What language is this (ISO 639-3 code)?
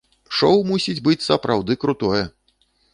bel